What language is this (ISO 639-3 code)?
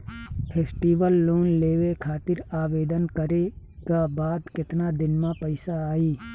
bho